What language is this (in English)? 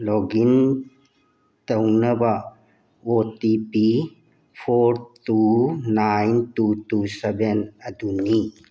Manipuri